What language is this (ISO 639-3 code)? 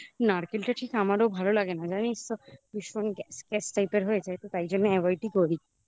ben